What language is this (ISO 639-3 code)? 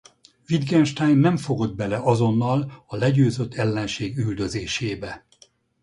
hun